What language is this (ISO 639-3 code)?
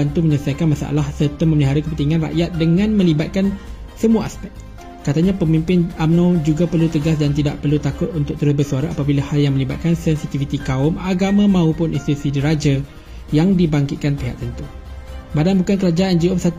msa